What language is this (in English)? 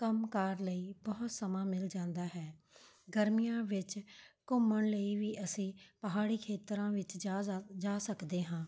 Punjabi